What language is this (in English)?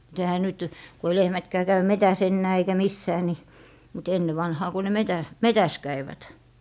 Finnish